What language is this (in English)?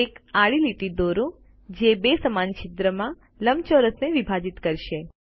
Gujarati